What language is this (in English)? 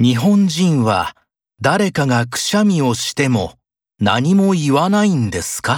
Japanese